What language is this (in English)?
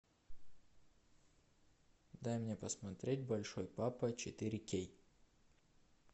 Russian